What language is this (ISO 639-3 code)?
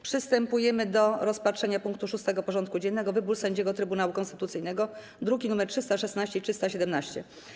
pol